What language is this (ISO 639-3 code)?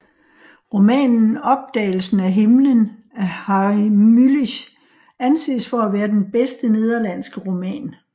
dan